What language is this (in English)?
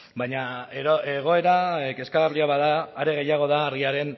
Basque